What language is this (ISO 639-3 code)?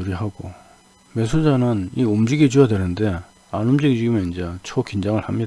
kor